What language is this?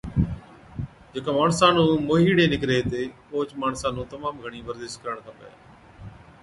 Od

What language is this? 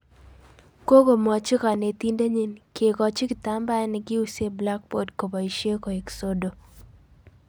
Kalenjin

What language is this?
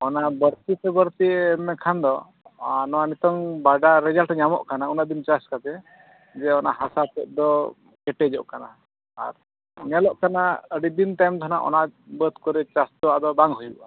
Santali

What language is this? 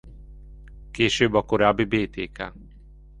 Hungarian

